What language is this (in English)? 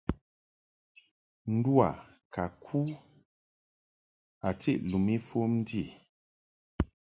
Mungaka